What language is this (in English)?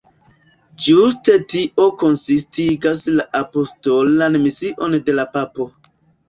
Esperanto